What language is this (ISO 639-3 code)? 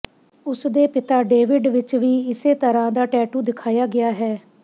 pan